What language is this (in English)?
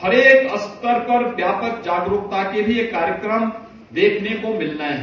Hindi